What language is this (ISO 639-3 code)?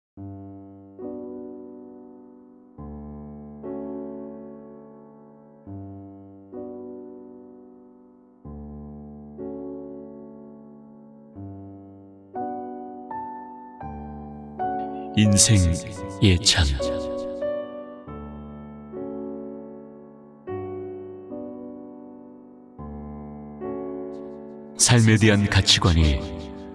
kor